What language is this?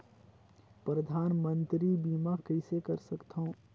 Chhattisgarhi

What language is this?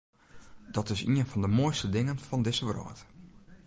Western Frisian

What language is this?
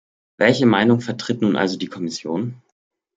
German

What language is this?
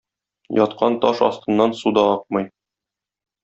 Tatar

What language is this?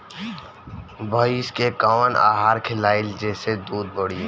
Bhojpuri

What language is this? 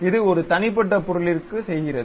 Tamil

